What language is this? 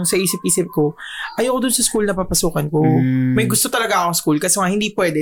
Filipino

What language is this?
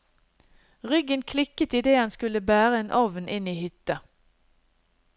Norwegian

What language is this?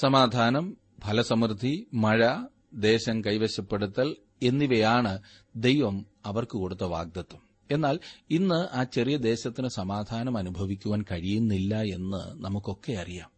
Malayalam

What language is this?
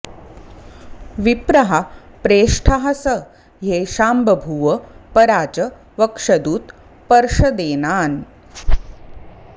Sanskrit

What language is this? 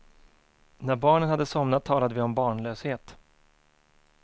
Swedish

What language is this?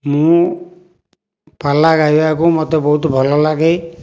Odia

